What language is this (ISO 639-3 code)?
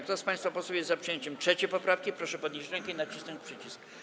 pol